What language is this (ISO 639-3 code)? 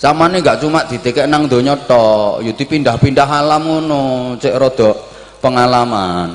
ind